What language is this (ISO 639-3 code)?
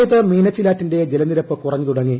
mal